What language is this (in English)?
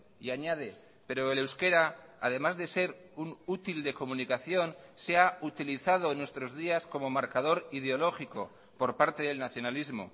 Spanish